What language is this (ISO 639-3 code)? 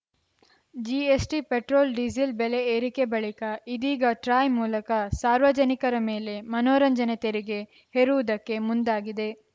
kan